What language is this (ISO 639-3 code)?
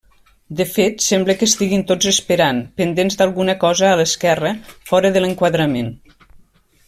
cat